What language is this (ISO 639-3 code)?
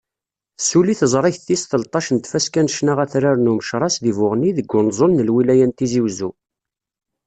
kab